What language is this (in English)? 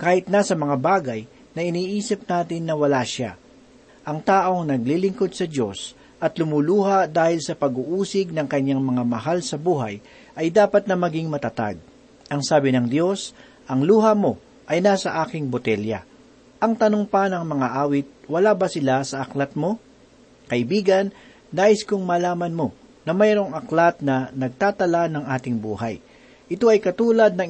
Filipino